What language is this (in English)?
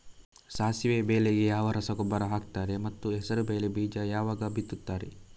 Kannada